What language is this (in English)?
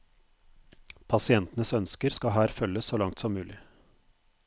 Norwegian